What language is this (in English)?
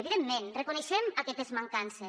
Catalan